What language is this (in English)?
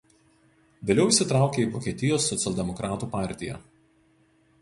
Lithuanian